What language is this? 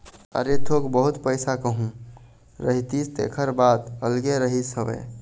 Chhattisgarhi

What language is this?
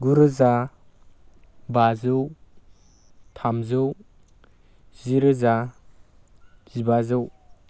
Bodo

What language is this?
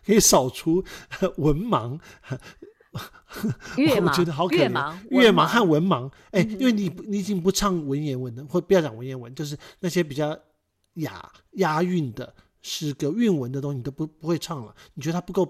Chinese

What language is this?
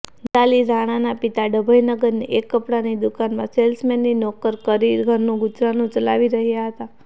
Gujarati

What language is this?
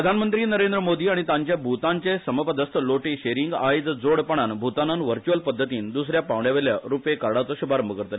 Konkani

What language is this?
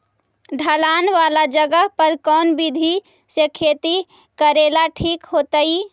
Magahi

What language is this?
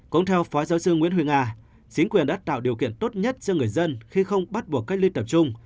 Vietnamese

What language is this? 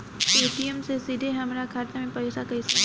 Bhojpuri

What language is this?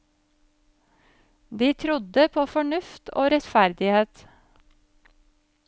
Norwegian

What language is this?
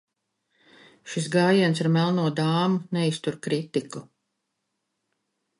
Latvian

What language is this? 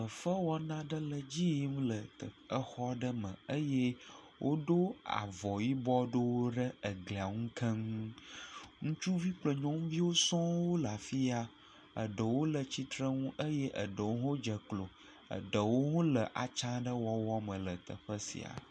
Ewe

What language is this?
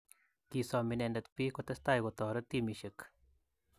Kalenjin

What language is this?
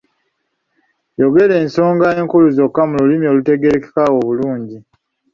Ganda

